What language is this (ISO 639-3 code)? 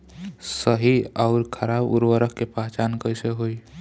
bho